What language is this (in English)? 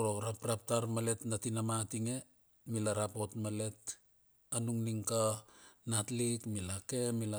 Bilur